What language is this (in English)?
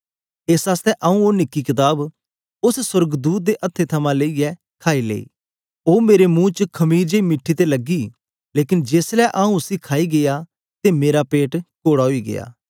Dogri